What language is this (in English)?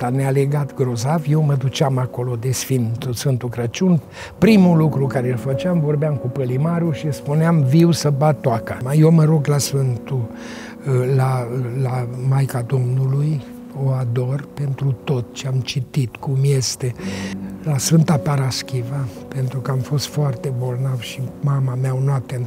Romanian